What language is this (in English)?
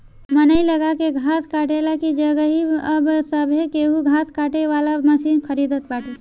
Bhojpuri